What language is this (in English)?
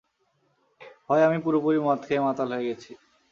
Bangla